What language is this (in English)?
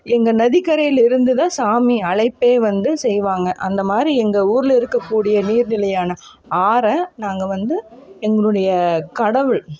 Tamil